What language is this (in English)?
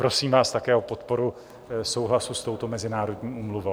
Czech